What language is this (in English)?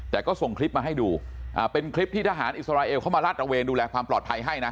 Thai